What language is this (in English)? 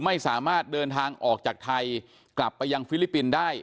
Thai